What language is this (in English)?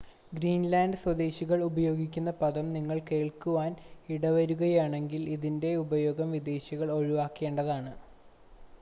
Malayalam